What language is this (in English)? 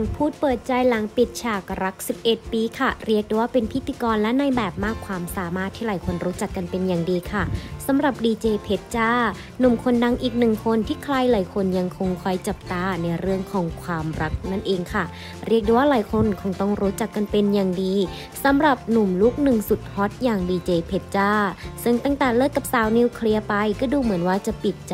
Thai